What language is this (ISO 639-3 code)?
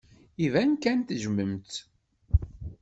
kab